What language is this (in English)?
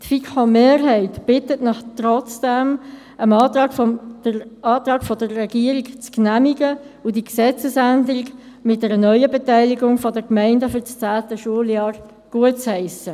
Swiss German